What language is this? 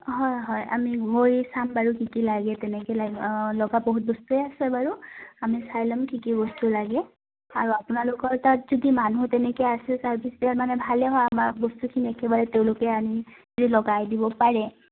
Assamese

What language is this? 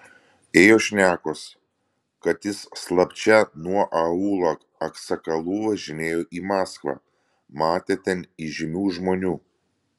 Lithuanian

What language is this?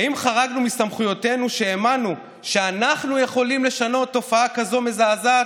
Hebrew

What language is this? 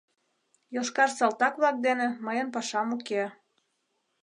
Mari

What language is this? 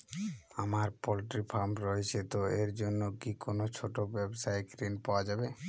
Bangla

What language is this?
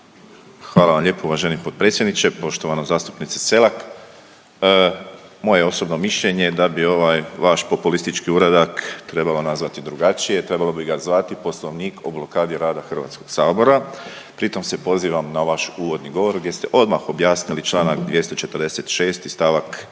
Croatian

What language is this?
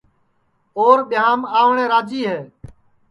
Sansi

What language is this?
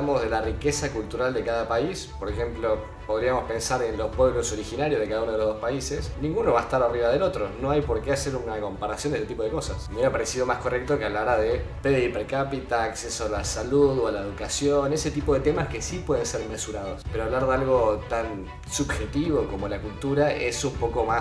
Spanish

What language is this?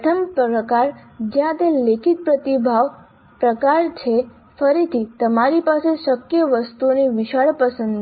Gujarati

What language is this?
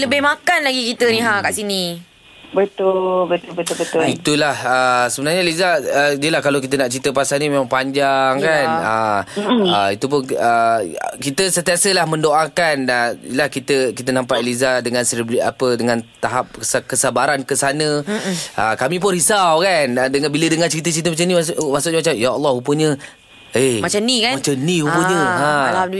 Malay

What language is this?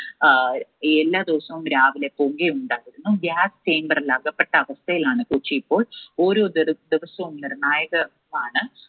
Malayalam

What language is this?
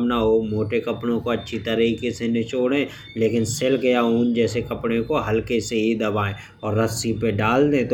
Bundeli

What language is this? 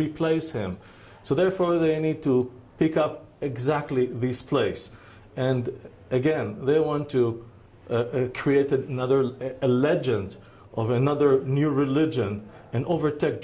English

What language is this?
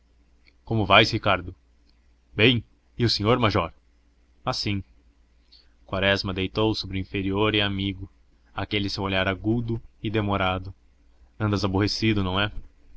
Portuguese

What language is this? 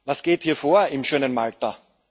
German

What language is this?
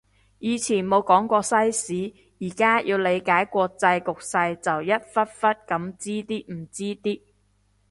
Cantonese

